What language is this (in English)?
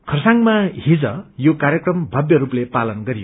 Nepali